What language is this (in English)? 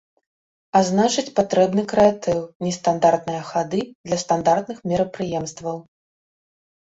Belarusian